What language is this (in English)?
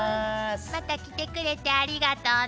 Japanese